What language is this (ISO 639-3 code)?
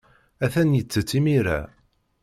kab